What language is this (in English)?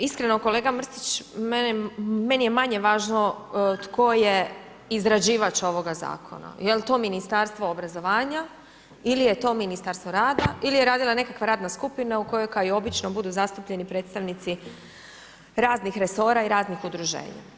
Croatian